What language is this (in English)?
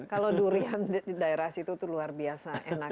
Indonesian